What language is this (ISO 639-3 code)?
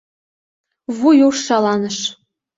chm